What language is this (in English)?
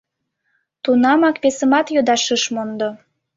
Mari